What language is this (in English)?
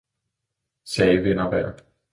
Danish